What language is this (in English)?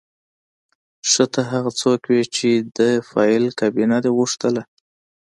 Pashto